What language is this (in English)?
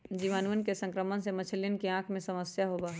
Magahi